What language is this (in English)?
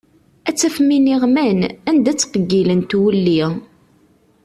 Kabyle